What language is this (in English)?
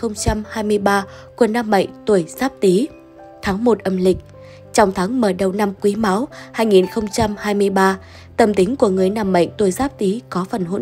Vietnamese